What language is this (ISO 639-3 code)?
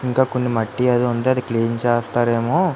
tel